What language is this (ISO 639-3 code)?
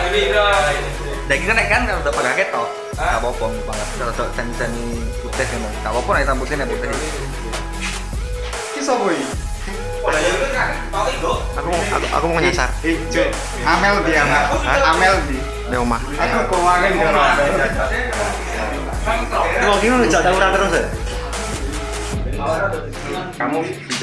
ind